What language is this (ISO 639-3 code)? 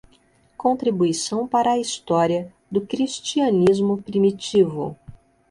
por